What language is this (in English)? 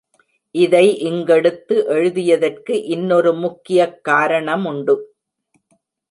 Tamil